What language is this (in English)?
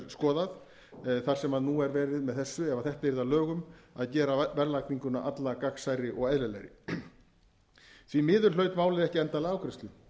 Icelandic